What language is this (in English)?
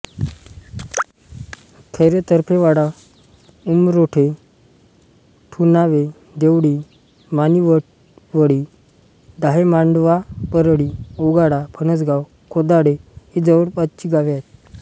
Marathi